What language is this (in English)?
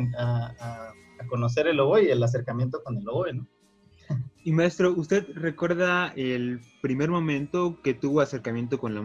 Spanish